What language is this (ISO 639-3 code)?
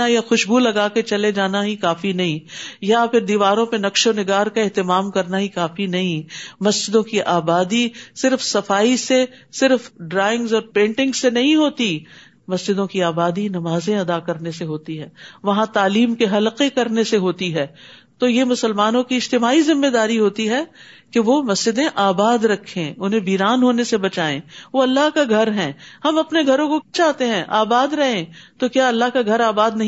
urd